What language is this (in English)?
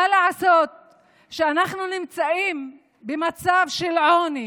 Hebrew